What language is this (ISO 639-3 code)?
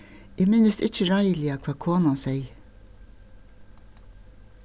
fao